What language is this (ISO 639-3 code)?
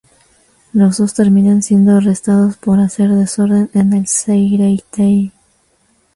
spa